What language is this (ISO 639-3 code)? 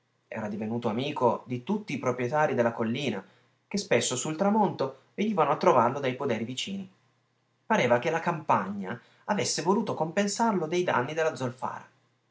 ita